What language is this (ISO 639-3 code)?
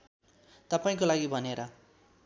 nep